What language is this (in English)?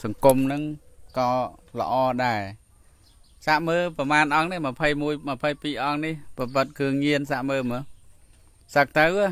Thai